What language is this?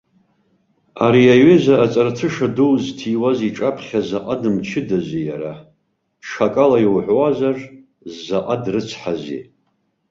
Abkhazian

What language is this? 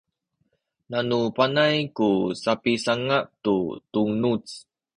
Sakizaya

